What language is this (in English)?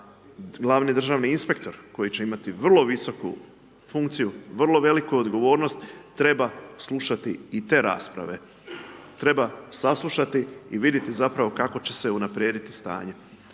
Croatian